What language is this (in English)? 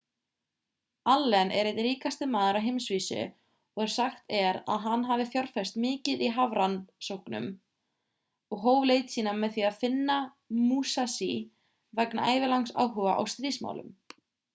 Icelandic